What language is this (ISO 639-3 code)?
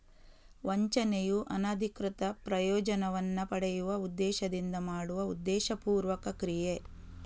kan